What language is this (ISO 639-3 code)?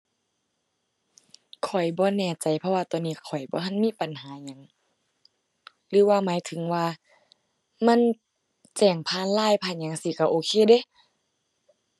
tha